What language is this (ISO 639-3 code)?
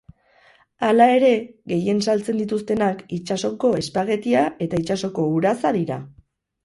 eus